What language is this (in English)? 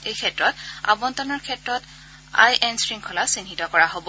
Assamese